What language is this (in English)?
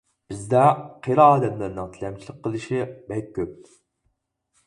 Uyghur